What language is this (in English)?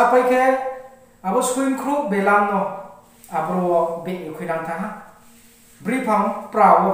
Korean